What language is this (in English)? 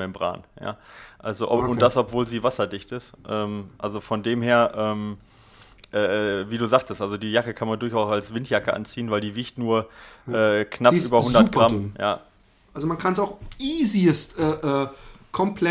German